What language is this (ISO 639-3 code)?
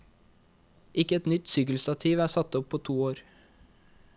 nor